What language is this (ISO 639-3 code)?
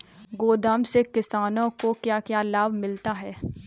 hin